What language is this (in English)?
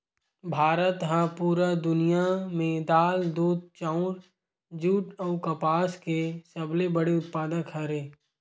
Chhattisgarhi